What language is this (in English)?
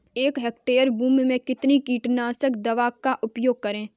Hindi